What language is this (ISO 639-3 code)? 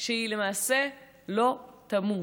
heb